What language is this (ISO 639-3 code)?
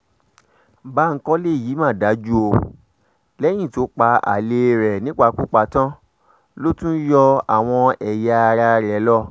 yor